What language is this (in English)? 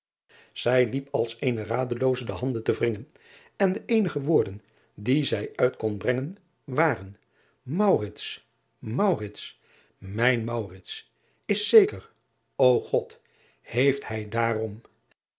Dutch